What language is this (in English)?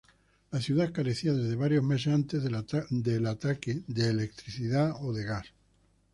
Spanish